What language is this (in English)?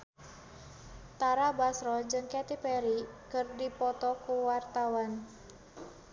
Sundanese